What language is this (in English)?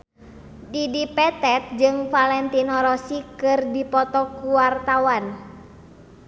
Sundanese